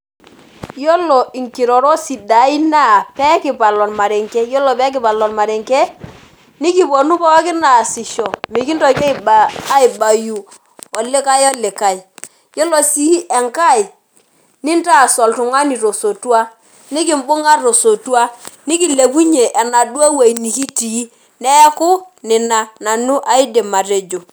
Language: Masai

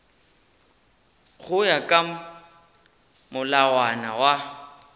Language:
Northern Sotho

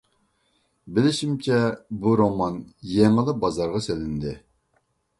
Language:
Uyghur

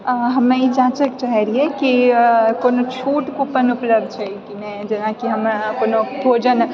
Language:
Maithili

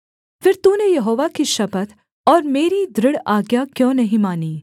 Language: Hindi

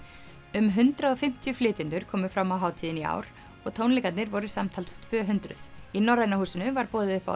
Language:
Icelandic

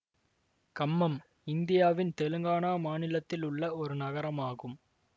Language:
Tamil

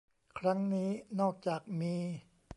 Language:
Thai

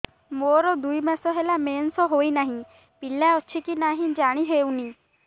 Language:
Odia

